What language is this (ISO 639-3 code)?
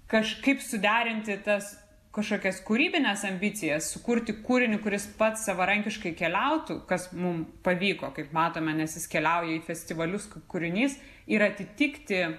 lit